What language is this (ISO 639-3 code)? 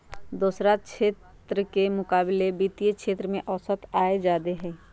mag